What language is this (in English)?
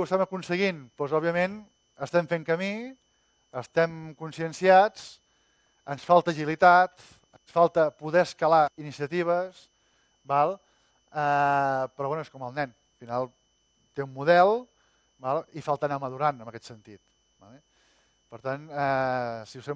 Catalan